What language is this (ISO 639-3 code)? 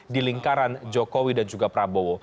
ind